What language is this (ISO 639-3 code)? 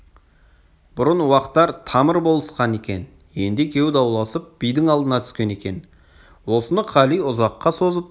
kaz